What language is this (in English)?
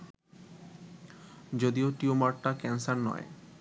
Bangla